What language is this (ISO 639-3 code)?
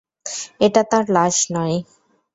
ben